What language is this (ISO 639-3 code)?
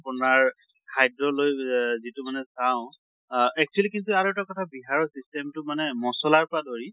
asm